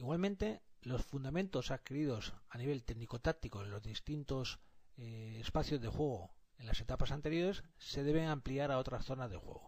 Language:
Spanish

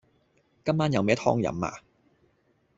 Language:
Cantonese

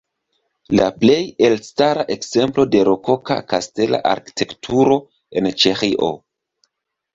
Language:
Esperanto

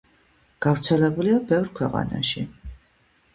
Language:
Georgian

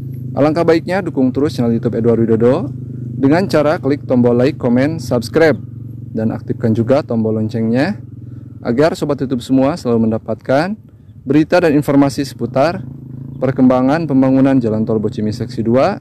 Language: Indonesian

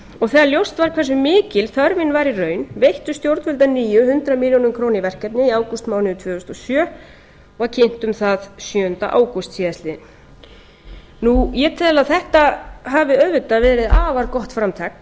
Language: Icelandic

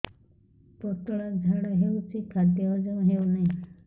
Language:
Odia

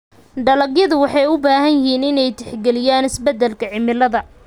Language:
Somali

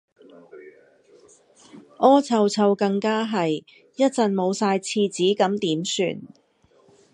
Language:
Cantonese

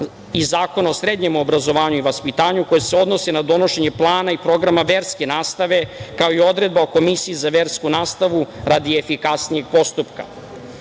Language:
Serbian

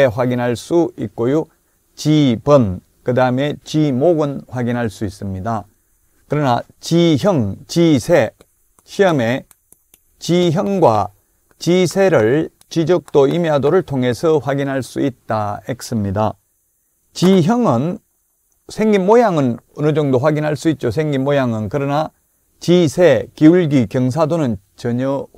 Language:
Korean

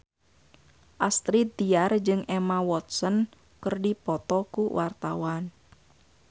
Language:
Sundanese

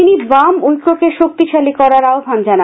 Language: Bangla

